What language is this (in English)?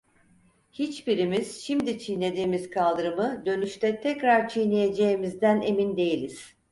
Turkish